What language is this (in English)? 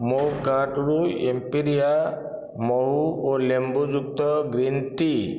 Odia